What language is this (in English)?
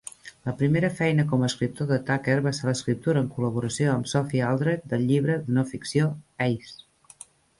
Catalan